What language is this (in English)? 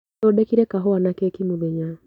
Kikuyu